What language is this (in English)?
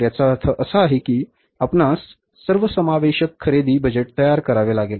Marathi